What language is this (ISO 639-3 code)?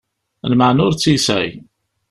kab